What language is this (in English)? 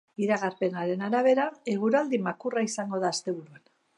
Basque